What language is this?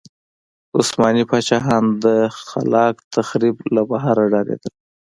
Pashto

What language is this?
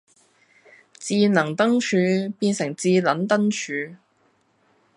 Cantonese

